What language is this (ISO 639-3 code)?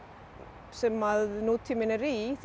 isl